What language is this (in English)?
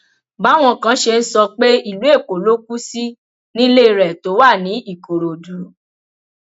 Yoruba